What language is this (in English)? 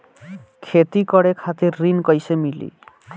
Bhojpuri